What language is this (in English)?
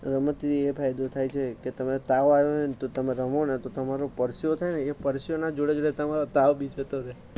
Gujarati